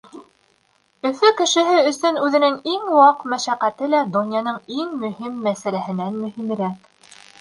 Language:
Bashkir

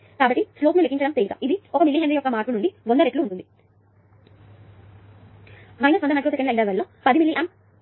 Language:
Telugu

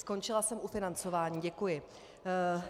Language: Czech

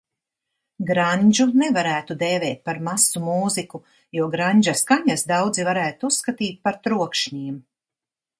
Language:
Latvian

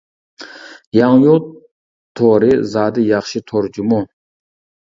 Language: Uyghur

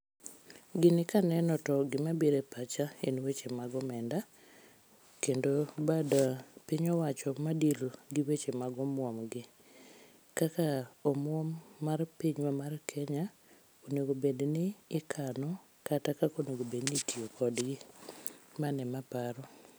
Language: Luo (Kenya and Tanzania)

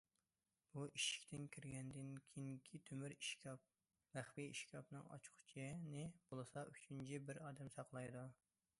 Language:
Uyghur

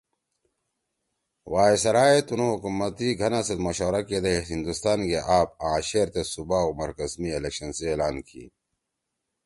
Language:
Torwali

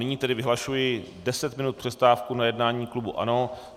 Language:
Czech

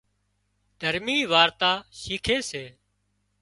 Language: Wadiyara Koli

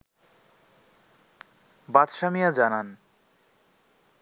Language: Bangla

